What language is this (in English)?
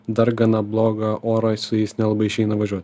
Lithuanian